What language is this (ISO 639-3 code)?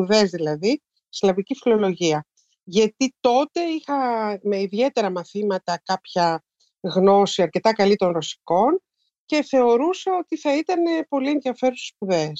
ell